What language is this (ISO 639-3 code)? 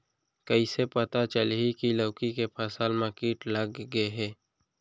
hne